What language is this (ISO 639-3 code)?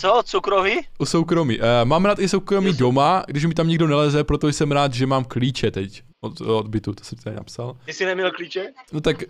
ces